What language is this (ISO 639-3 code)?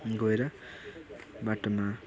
nep